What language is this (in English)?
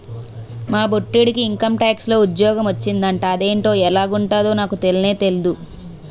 Telugu